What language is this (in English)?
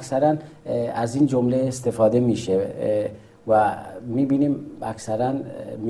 Persian